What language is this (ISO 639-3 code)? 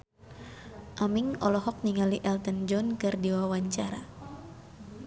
sun